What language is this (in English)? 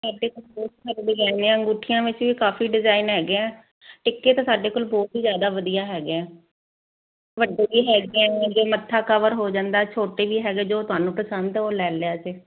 Punjabi